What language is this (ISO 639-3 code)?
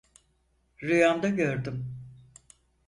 tur